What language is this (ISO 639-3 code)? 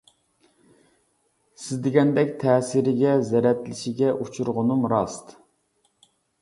uig